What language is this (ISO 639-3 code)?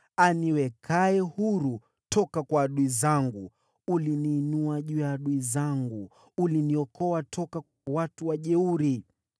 swa